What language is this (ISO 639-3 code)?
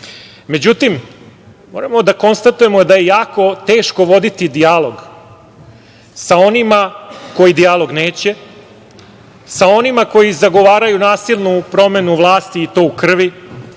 srp